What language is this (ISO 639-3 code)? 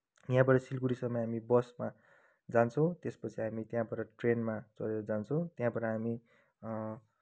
nep